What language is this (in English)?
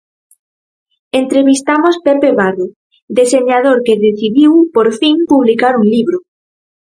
Galician